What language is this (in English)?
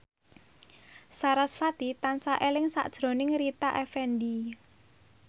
Javanese